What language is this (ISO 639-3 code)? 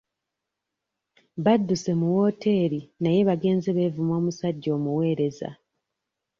lug